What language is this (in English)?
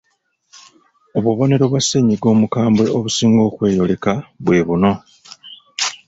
Ganda